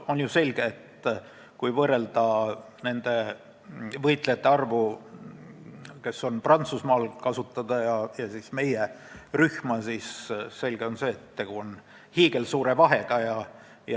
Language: Estonian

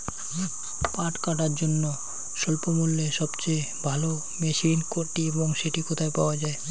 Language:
Bangla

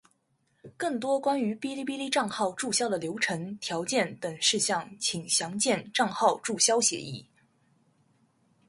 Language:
Chinese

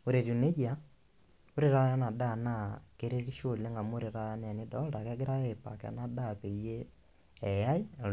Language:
Masai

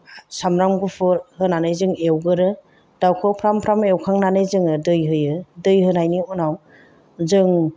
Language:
Bodo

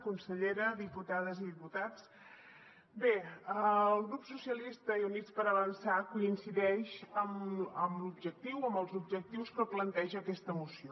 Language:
Catalan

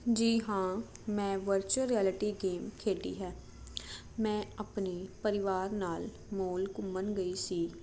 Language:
Punjabi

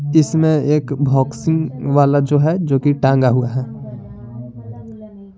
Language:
Hindi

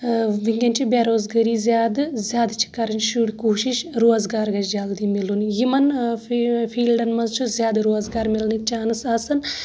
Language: Kashmiri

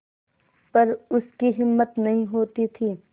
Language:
Hindi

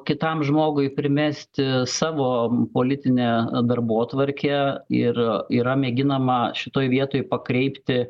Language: Lithuanian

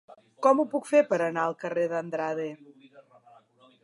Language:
Catalan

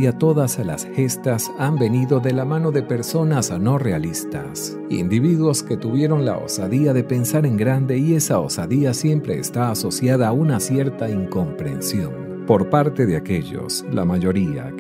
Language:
Spanish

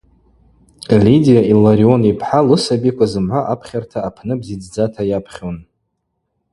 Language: Abaza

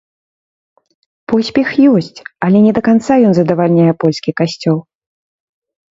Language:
Belarusian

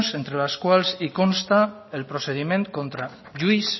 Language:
Spanish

